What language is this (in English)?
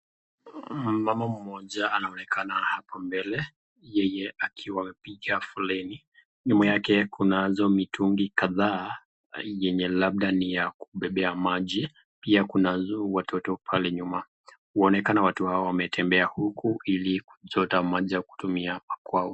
Swahili